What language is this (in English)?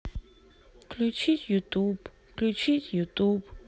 Russian